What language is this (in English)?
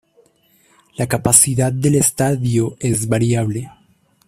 Spanish